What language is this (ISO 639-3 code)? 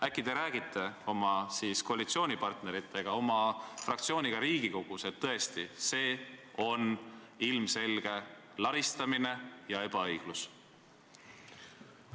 est